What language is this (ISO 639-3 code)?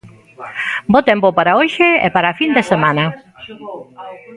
glg